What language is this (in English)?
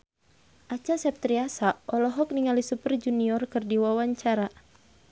Sundanese